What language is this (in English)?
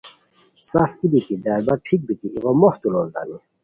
Khowar